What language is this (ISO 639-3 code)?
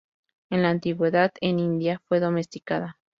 spa